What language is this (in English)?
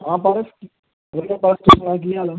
Punjabi